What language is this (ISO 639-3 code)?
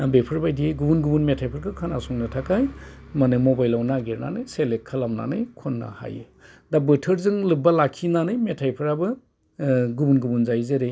brx